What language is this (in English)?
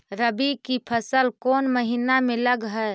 Magahi